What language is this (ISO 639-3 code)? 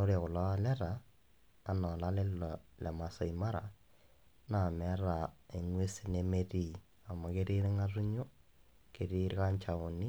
mas